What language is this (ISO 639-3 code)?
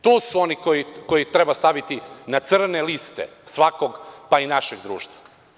srp